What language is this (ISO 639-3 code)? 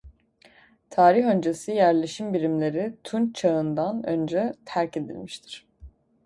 tur